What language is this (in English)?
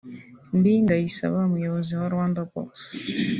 Kinyarwanda